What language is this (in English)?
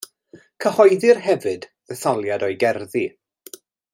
Welsh